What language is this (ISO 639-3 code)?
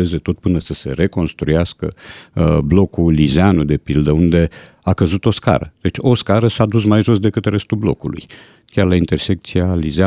ron